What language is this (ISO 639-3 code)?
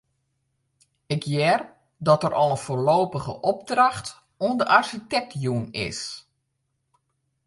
fry